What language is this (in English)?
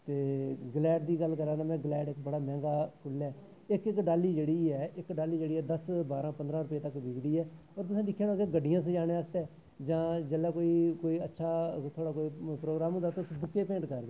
Dogri